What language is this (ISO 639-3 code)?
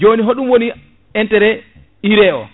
ful